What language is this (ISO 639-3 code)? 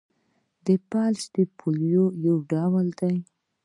pus